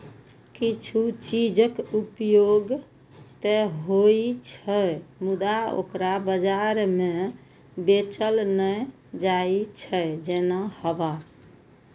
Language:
Maithili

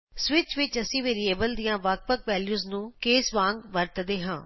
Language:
Punjabi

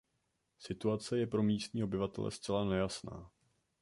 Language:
Czech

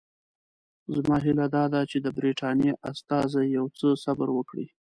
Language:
Pashto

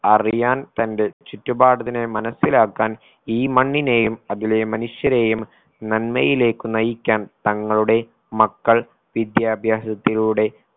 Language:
Malayalam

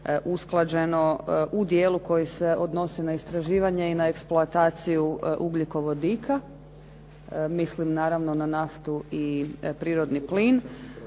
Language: Croatian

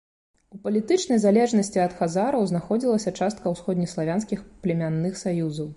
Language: Belarusian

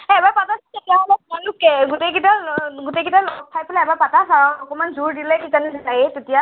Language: Assamese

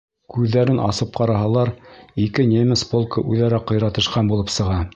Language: Bashkir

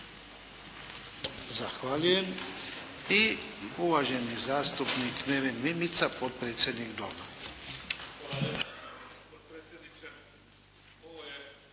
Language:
Croatian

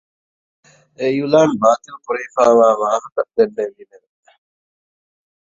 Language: Divehi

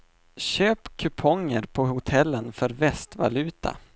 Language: Swedish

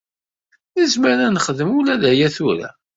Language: Kabyle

